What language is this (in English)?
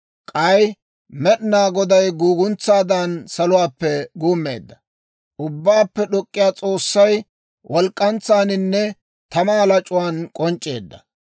Dawro